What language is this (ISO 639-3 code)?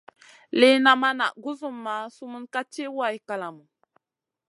mcn